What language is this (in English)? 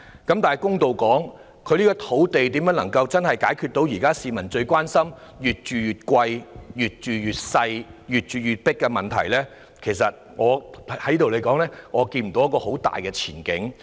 Cantonese